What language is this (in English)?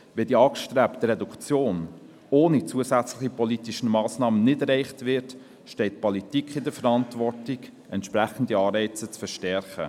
Swiss German